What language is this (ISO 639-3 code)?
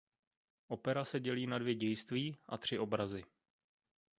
ces